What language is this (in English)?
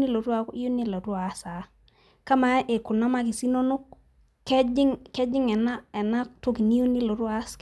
Masai